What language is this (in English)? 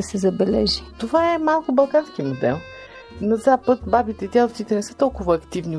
Bulgarian